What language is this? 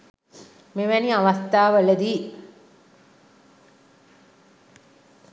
Sinhala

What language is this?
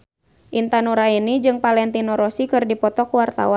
Sundanese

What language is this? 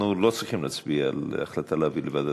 Hebrew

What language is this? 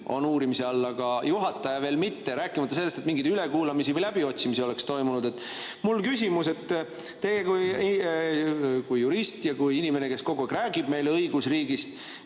Estonian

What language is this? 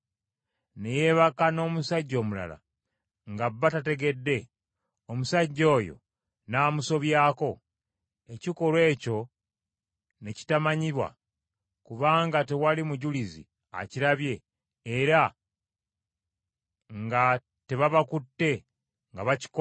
Ganda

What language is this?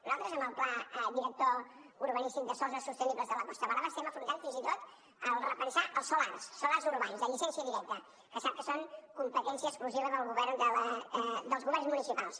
Catalan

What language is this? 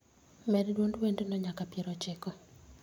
Luo (Kenya and Tanzania)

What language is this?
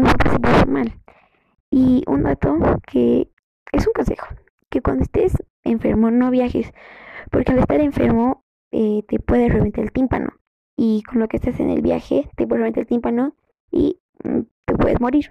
Spanish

